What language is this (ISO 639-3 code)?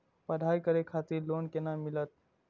mai